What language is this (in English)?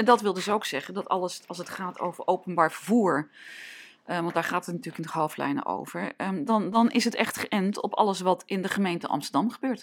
Dutch